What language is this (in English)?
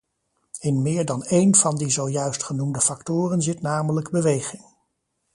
Dutch